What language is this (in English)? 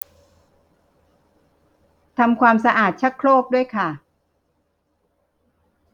Thai